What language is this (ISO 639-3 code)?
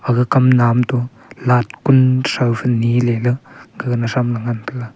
nnp